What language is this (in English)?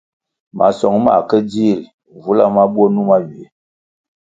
Kwasio